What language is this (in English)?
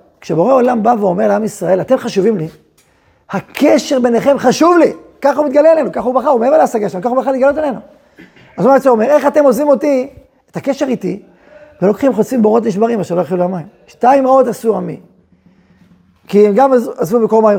Hebrew